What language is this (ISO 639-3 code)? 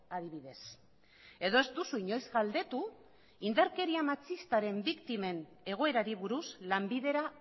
eus